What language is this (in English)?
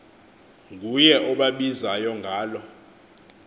Xhosa